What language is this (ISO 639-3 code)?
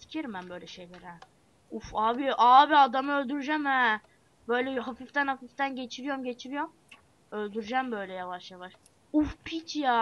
tur